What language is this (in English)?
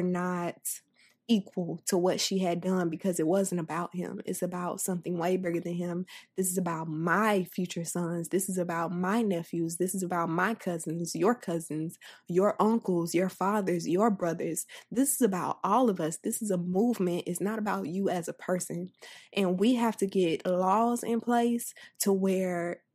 English